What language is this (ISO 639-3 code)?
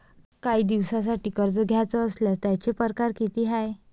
mar